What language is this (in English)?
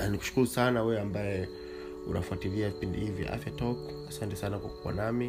Swahili